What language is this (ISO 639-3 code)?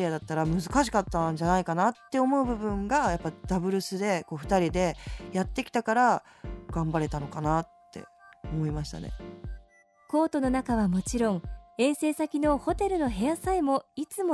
jpn